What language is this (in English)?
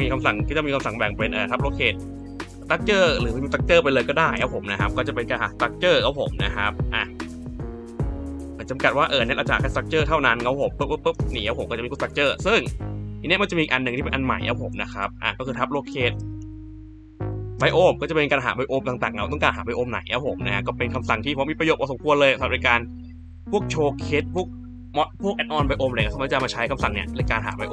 Thai